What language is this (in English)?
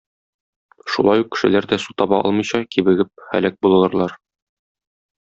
Tatar